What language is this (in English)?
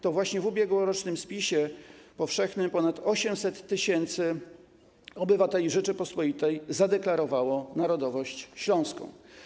Polish